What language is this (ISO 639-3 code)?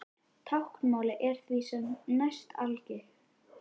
isl